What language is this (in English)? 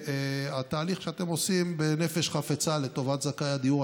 Hebrew